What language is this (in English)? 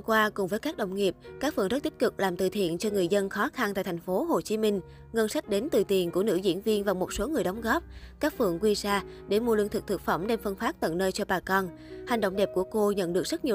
Vietnamese